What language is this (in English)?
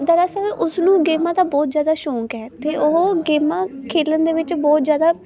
Punjabi